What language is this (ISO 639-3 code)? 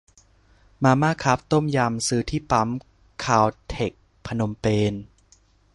tha